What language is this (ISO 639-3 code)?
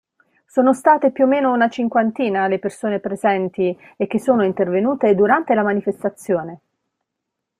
ita